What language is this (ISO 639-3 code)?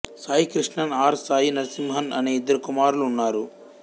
tel